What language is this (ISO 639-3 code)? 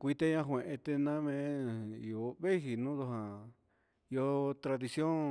mxs